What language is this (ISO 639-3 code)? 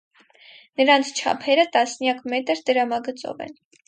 hye